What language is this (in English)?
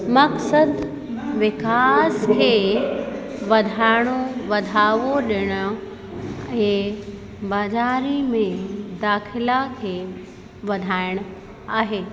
Sindhi